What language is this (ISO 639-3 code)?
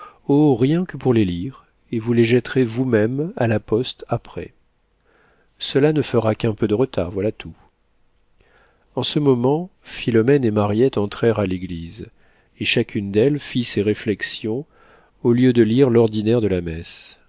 fra